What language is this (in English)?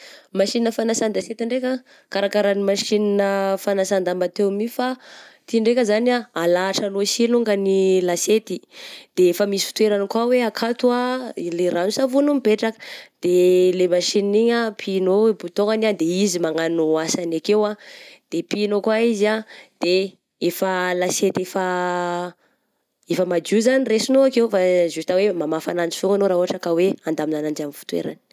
Southern Betsimisaraka Malagasy